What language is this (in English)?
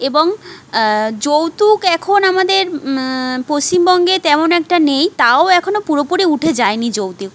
Bangla